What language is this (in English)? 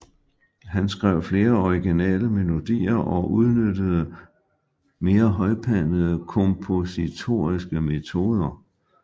Danish